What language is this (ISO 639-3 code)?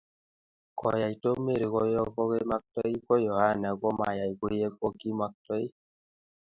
kln